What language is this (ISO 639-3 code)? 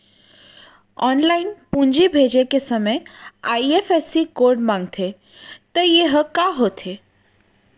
hne